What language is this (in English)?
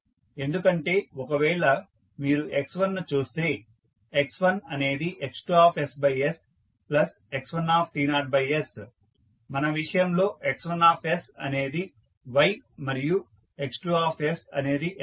Telugu